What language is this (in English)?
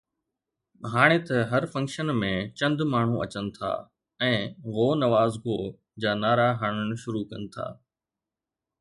Sindhi